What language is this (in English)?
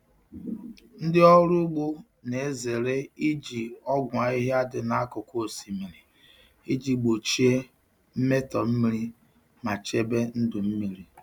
Igbo